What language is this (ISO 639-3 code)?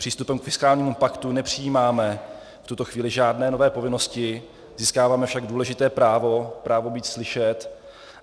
ces